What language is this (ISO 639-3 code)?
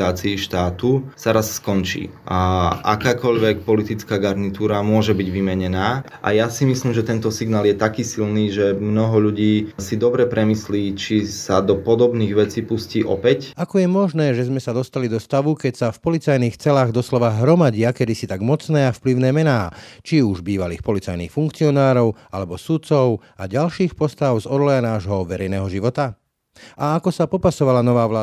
slk